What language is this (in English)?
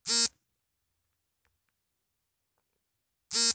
Kannada